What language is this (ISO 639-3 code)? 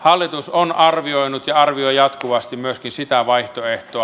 fin